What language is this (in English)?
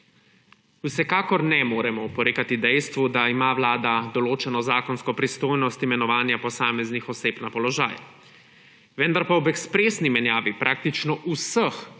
Slovenian